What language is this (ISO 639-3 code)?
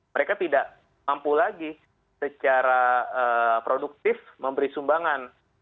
ind